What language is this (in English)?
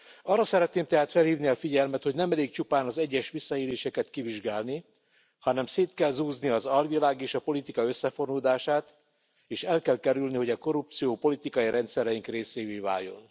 Hungarian